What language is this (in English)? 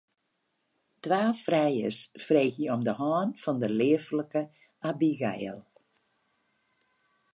Western Frisian